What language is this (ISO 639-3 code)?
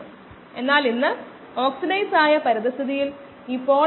mal